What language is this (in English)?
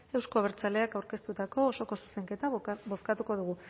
Basque